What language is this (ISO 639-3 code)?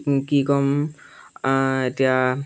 asm